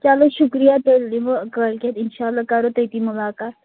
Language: Kashmiri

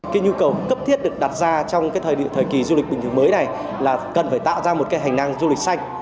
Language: Vietnamese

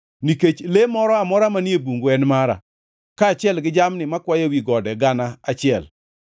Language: Luo (Kenya and Tanzania)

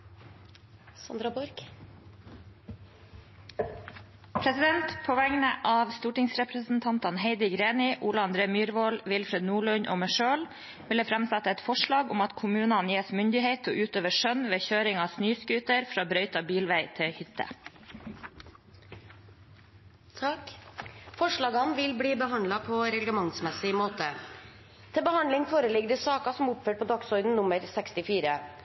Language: Norwegian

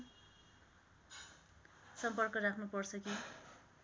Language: Nepali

